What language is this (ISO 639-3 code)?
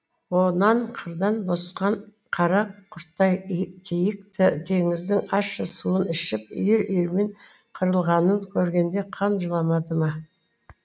kaz